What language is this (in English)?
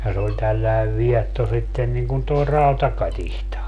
Finnish